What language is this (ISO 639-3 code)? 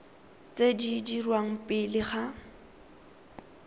tsn